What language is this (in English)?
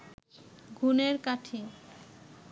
Bangla